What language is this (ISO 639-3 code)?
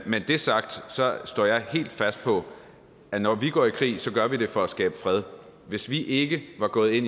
dan